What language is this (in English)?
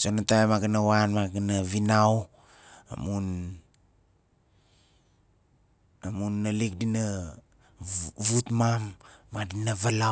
Nalik